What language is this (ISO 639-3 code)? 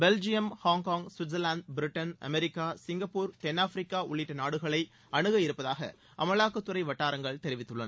tam